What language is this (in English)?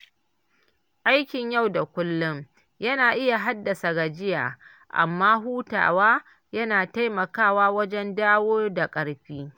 Hausa